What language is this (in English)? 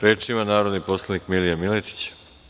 Serbian